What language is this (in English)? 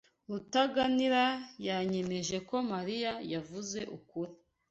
Kinyarwanda